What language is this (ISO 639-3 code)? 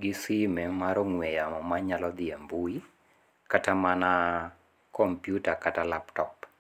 luo